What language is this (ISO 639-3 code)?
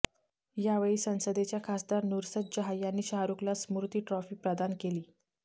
mar